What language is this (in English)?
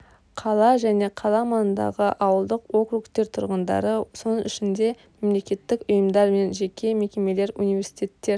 Kazakh